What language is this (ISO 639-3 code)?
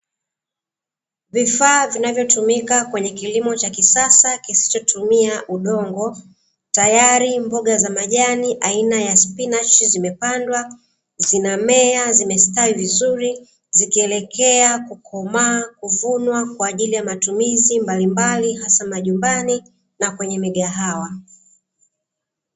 swa